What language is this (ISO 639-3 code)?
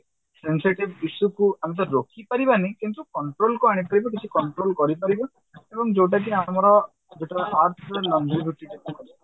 ori